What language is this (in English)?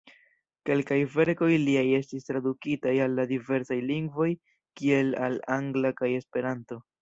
Esperanto